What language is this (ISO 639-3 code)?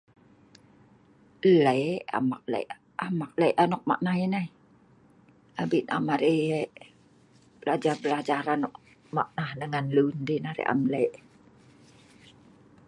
snv